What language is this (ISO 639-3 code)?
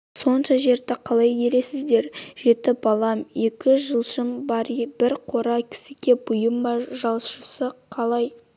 kaz